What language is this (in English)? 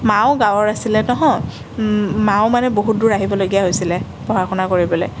Assamese